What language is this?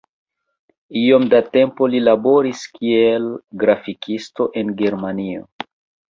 Esperanto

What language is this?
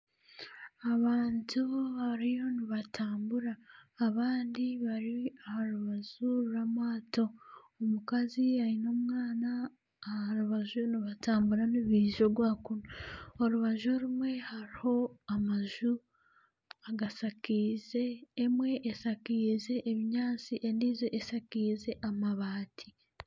Nyankole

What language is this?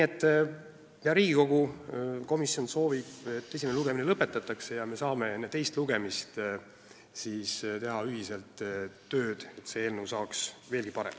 Estonian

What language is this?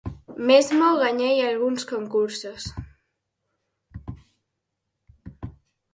Galician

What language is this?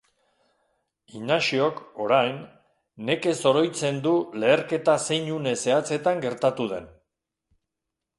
Basque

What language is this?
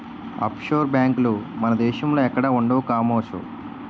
Telugu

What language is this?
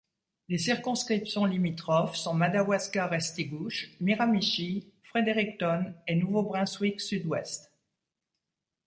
French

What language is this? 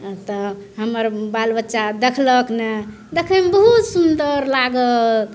Maithili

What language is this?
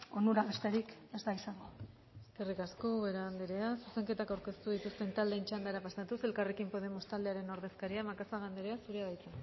Basque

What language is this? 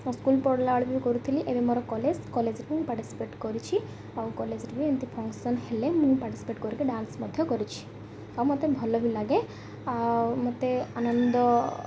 Odia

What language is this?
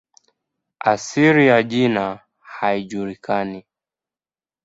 Swahili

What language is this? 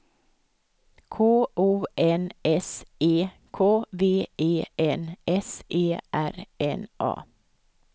Swedish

